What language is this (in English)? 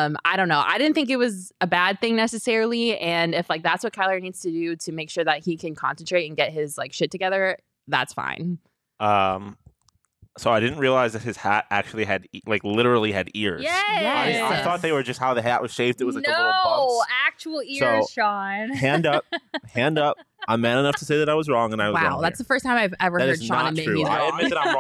English